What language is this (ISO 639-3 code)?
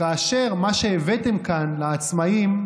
heb